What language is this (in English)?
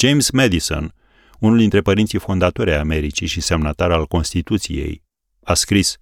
Romanian